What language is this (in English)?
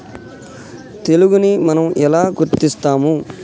Telugu